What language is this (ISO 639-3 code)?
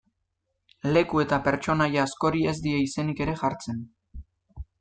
eus